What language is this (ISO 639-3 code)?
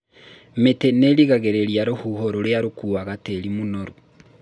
kik